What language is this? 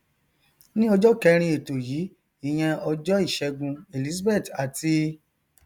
Yoruba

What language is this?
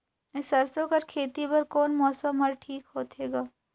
Chhattisgarhi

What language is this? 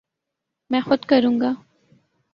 Urdu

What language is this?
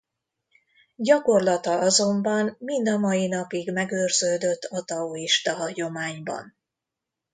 Hungarian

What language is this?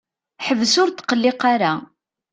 Kabyle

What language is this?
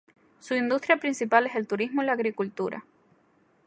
Spanish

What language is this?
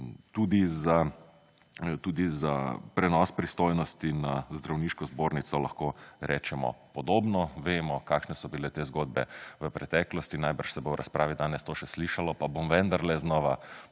Slovenian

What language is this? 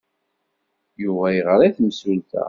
Kabyle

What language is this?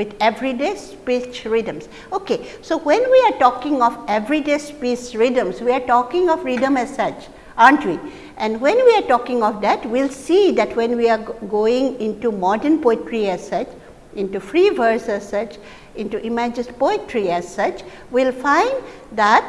English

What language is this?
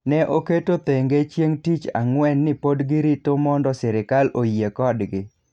Luo (Kenya and Tanzania)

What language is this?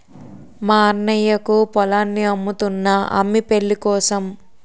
Telugu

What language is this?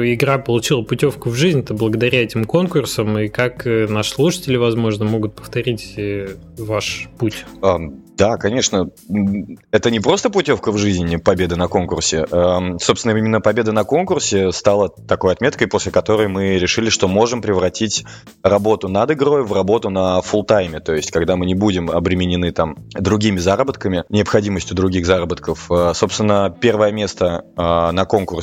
Russian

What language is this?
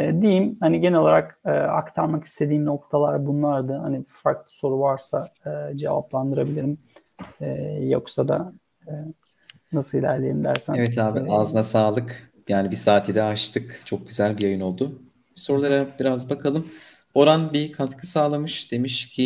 Turkish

